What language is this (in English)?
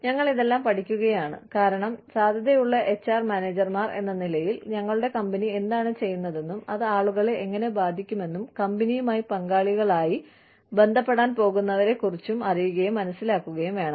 Malayalam